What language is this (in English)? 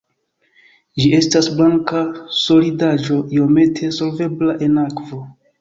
Esperanto